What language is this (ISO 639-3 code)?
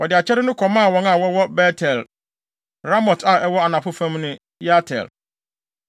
aka